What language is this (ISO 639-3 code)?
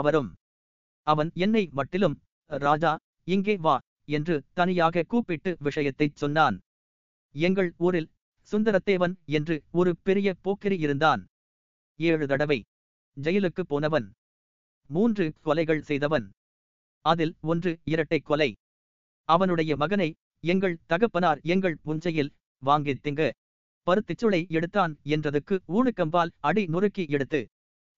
tam